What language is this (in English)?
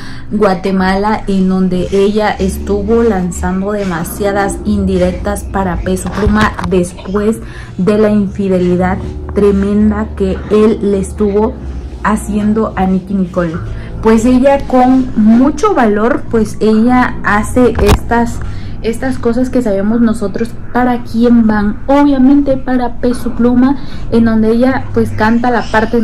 Spanish